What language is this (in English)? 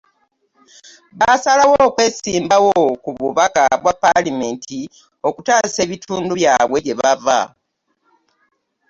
Ganda